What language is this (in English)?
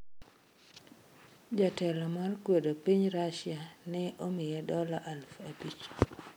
Luo (Kenya and Tanzania)